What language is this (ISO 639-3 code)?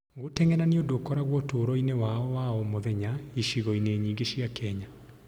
kik